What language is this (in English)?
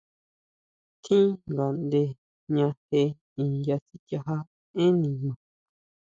Huautla Mazatec